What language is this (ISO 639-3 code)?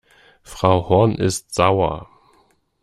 deu